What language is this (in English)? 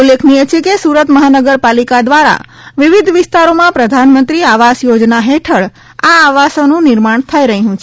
Gujarati